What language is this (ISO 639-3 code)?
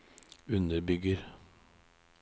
nor